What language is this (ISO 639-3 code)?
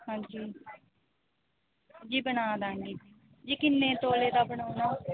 pan